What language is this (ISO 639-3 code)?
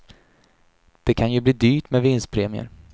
swe